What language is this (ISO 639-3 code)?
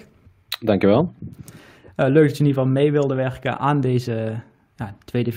nld